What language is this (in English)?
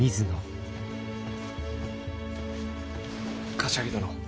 Japanese